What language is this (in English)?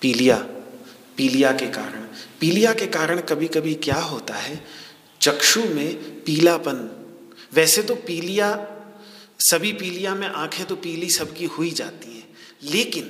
Hindi